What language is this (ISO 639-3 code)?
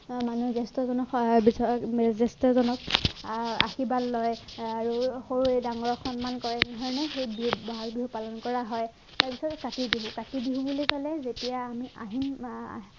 asm